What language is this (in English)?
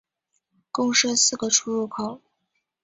Chinese